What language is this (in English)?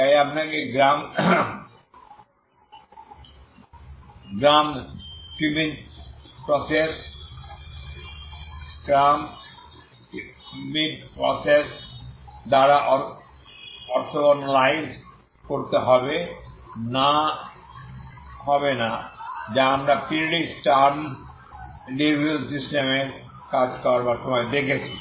Bangla